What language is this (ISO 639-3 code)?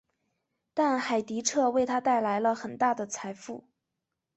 zho